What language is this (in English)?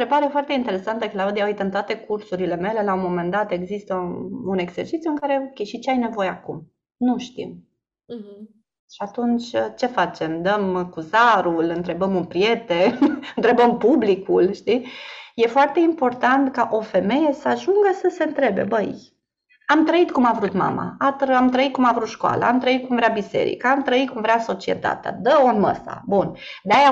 Romanian